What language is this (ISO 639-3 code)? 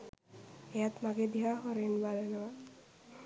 sin